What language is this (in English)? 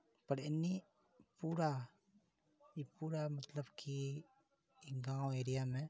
Maithili